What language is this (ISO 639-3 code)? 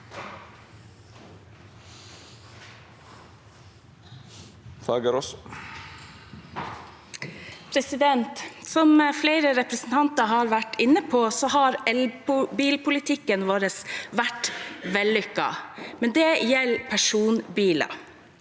nor